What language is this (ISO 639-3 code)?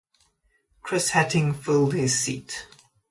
eng